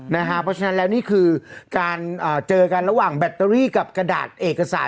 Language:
Thai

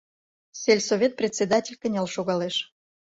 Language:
Mari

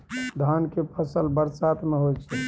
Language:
Maithili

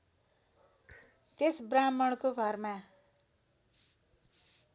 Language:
Nepali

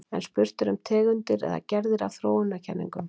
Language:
Icelandic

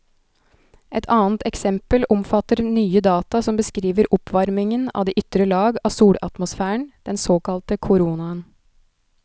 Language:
Norwegian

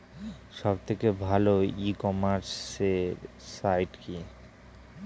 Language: Bangla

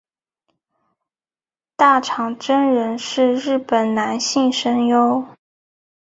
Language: Chinese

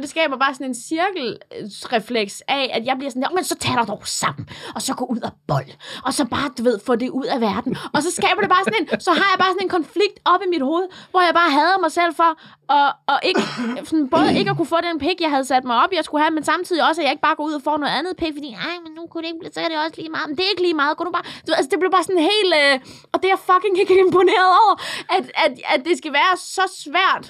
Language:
Danish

